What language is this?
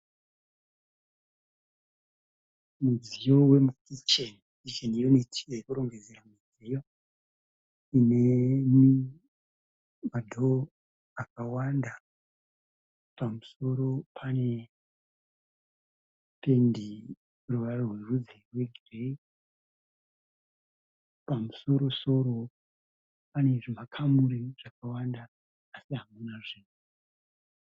Shona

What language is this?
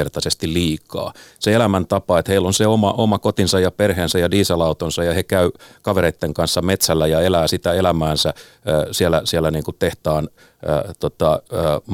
Finnish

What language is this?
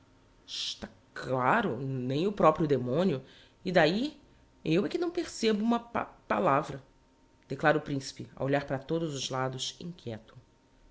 Portuguese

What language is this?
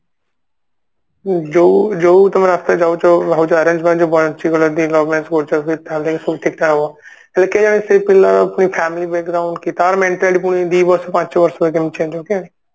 Odia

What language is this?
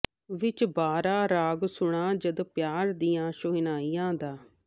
Punjabi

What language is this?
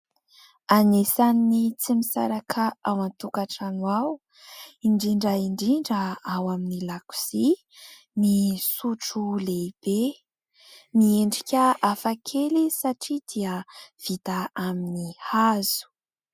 Malagasy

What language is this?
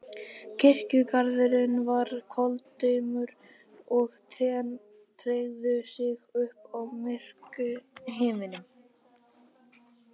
Icelandic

